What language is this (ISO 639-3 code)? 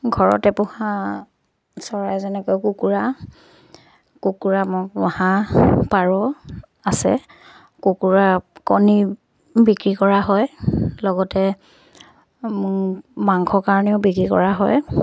asm